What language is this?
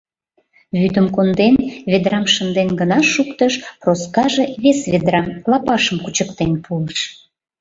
Mari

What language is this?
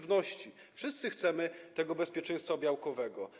Polish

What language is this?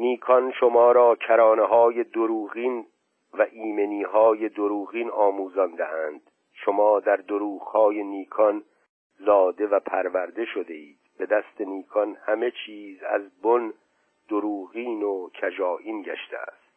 Persian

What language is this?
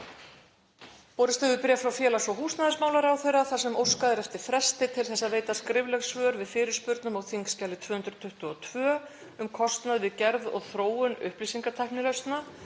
Icelandic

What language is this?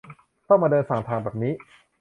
Thai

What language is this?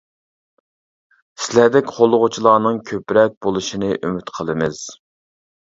Uyghur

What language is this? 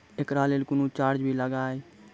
Maithili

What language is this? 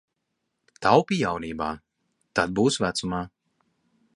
Latvian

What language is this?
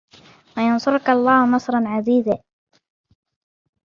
Arabic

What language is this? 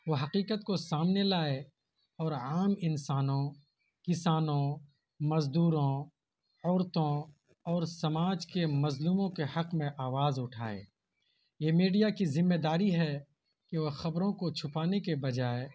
Urdu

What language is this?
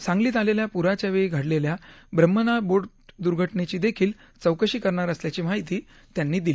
Marathi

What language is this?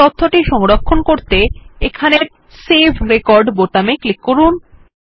Bangla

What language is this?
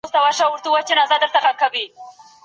Pashto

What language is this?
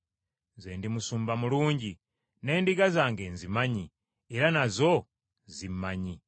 Ganda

